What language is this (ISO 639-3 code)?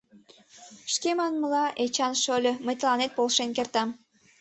chm